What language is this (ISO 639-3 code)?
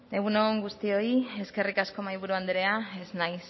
eus